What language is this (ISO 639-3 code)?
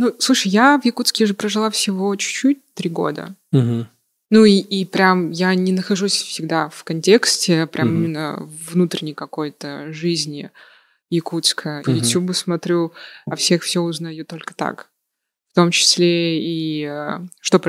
rus